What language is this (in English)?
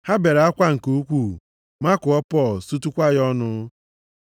Igbo